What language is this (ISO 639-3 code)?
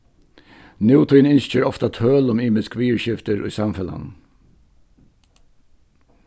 fao